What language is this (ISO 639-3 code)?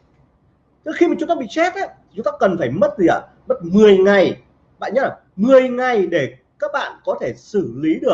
vie